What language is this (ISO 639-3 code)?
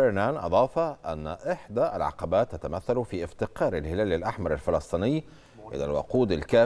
ara